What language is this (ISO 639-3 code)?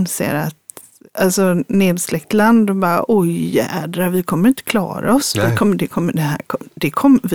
swe